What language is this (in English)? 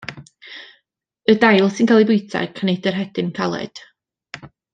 Welsh